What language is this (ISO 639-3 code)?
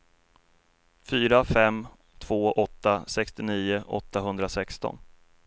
swe